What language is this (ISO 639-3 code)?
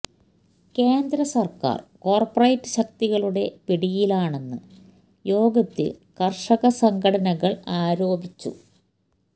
mal